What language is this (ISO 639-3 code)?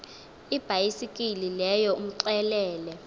xho